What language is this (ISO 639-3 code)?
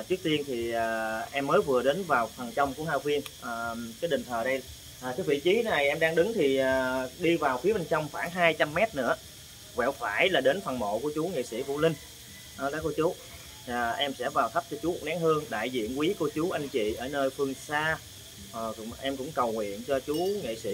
vie